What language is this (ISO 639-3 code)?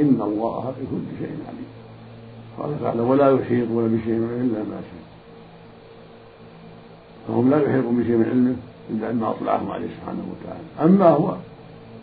ara